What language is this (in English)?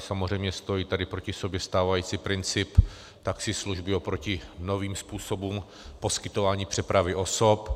Czech